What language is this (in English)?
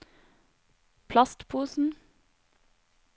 Norwegian